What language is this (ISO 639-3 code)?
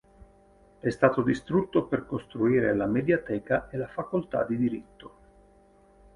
ita